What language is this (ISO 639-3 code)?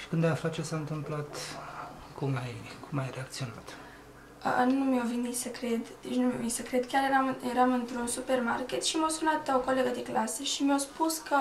ron